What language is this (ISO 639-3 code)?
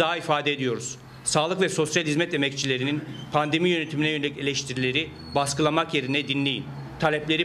tur